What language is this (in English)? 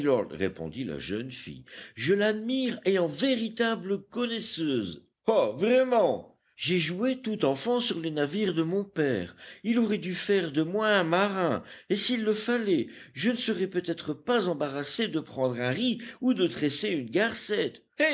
French